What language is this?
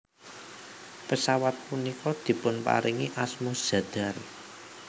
Javanese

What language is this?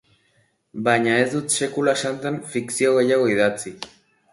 Basque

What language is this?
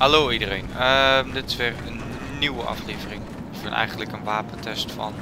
Dutch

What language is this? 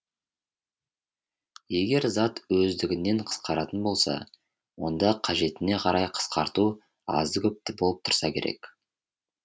Kazakh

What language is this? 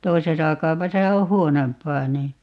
Finnish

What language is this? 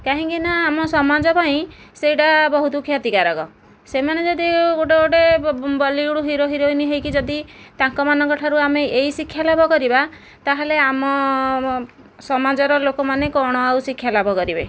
Odia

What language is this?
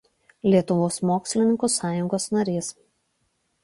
Lithuanian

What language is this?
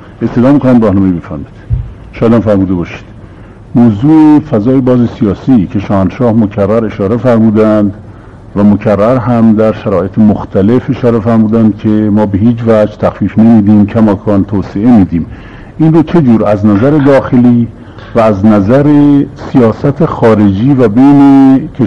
Persian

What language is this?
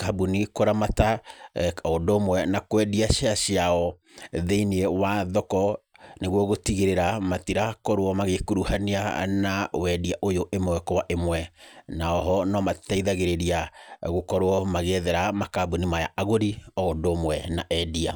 Kikuyu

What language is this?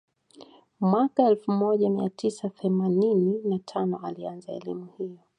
Swahili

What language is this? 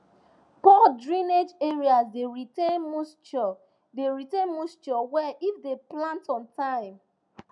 Nigerian Pidgin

